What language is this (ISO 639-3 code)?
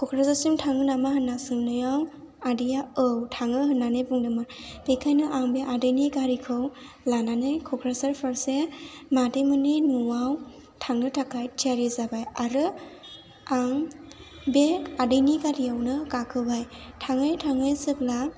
brx